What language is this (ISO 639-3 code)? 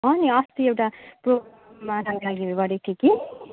nep